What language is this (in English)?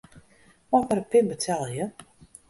Western Frisian